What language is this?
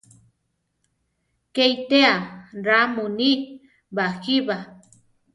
Central Tarahumara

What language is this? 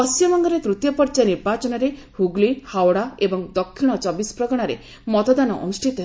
Odia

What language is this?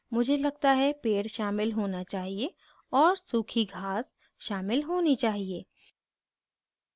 Hindi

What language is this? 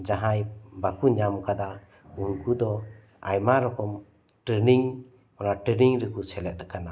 Santali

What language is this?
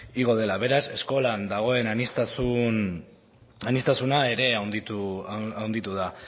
Basque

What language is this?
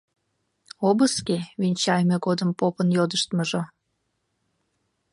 Mari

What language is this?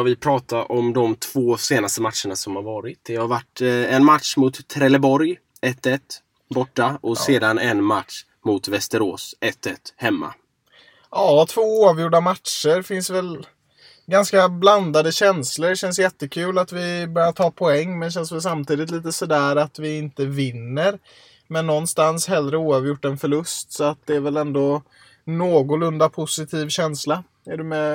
Swedish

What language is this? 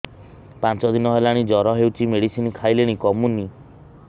Odia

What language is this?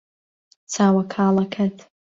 Central Kurdish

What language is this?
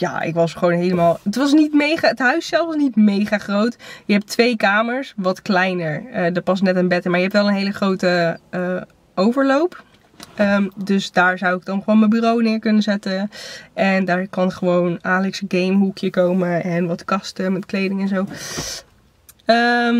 Dutch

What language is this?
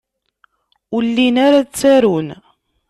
Kabyle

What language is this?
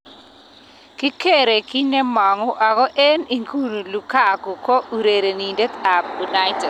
Kalenjin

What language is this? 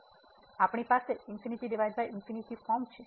Gujarati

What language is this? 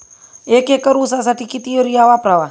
Marathi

